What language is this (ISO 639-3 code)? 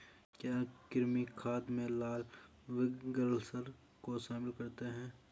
hin